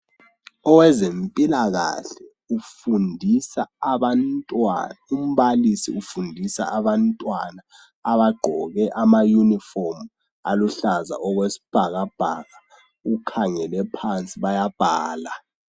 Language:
North Ndebele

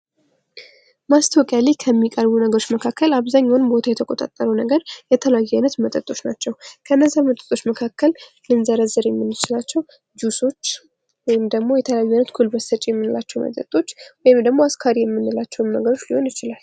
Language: Amharic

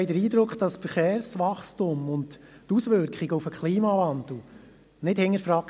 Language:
Swiss German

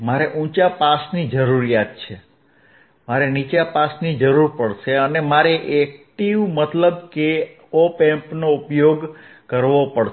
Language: Gujarati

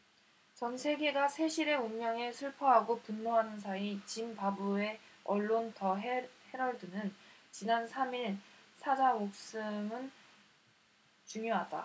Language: Korean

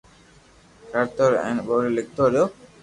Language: Loarki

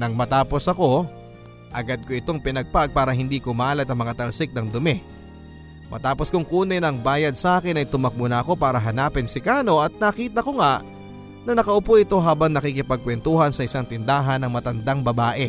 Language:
Filipino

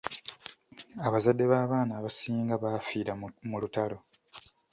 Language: Ganda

